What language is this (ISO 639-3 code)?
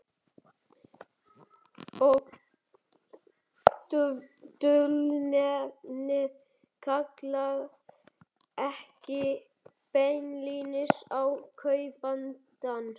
isl